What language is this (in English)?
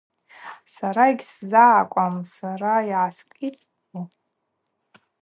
Abaza